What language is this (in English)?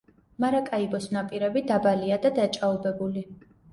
Georgian